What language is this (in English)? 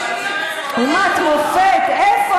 Hebrew